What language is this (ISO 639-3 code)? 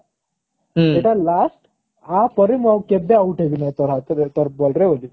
ori